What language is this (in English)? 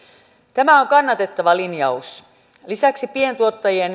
Finnish